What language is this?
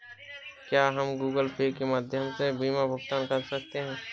Hindi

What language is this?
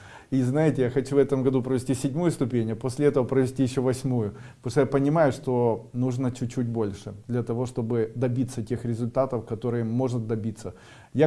Russian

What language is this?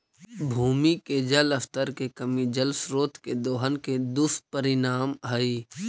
Magahi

